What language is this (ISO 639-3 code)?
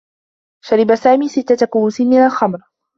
ara